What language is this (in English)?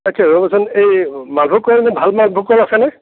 Assamese